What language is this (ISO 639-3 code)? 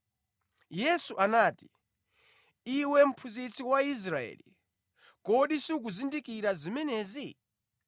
nya